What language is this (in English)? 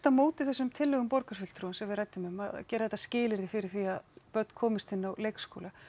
Icelandic